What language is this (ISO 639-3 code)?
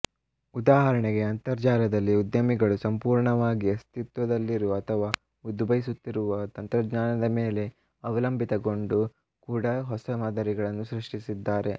kan